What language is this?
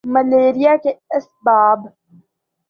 Urdu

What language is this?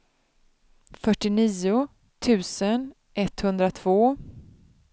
Swedish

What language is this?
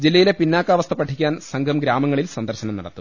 Malayalam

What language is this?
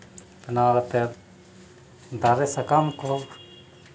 Santali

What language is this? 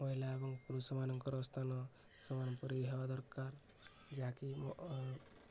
Odia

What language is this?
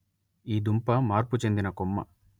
Telugu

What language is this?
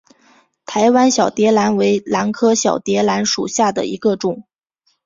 Chinese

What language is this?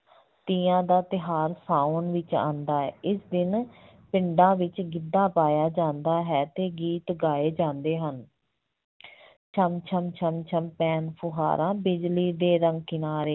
Punjabi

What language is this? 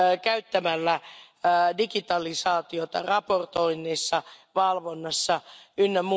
Finnish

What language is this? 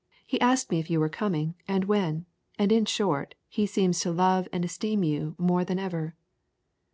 English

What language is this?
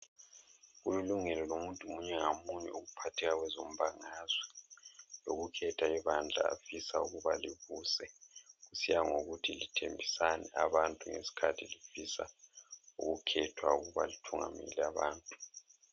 North Ndebele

